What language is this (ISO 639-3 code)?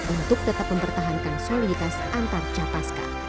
ind